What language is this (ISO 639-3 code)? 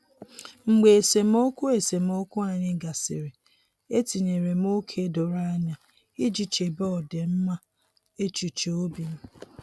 ibo